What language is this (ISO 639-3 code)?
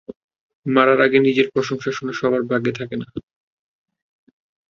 ben